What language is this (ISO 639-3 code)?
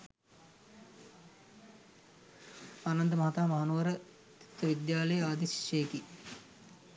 sin